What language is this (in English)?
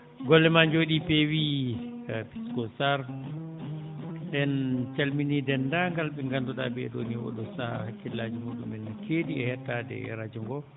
Fula